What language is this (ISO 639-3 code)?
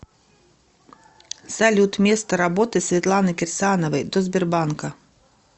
rus